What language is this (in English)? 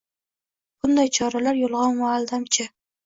Uzbek